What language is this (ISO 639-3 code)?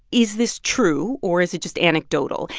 eng